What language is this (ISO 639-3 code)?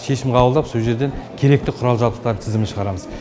kaz